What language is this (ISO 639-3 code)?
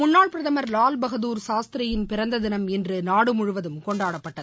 tam